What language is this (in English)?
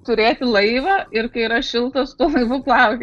Lithuanian